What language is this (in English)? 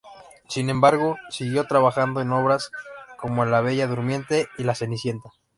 Spanish